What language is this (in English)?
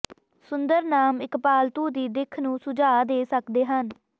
Punjabi